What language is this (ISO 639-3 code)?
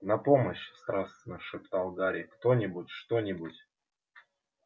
rus